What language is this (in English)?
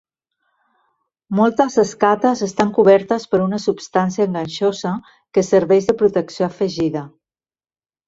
Catalan